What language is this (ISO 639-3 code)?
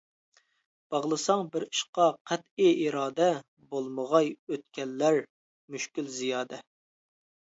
uig